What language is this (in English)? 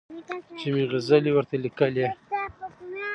Pashto